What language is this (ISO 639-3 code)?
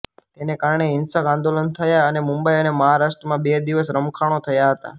guj